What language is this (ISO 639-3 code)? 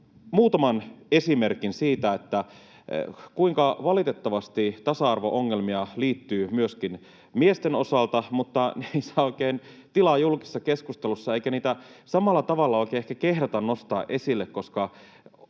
fin